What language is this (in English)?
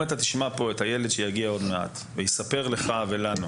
Hebrew